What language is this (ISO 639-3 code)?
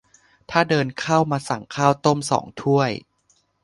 tha